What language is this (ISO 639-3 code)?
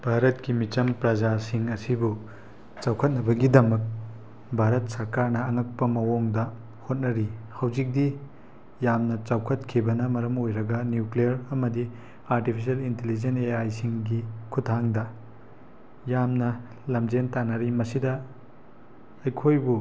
mni